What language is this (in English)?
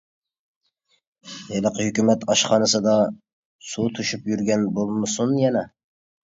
Uyghur